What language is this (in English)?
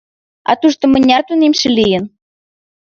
Mari